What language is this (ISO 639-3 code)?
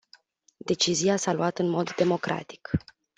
ron